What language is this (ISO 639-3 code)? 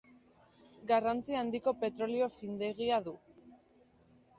eus